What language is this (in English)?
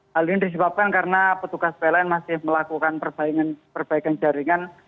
Indonesian